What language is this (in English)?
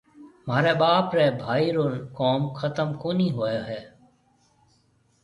Marwari (Pakistan)